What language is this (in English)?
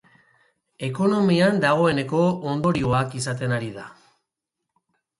Basque